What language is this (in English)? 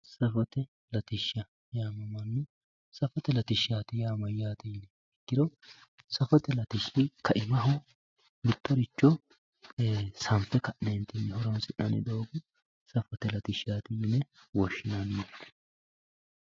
Sidamo